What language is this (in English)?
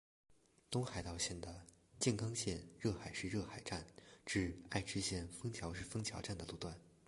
Chinese